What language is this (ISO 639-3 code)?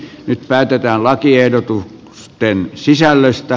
fin